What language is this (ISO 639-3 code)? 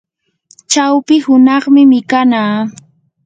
qur